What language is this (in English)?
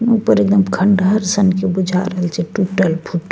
Maithili